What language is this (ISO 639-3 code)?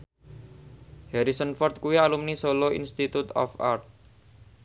jav